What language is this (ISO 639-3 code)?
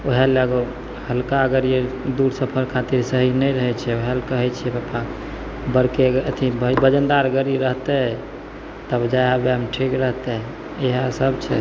mai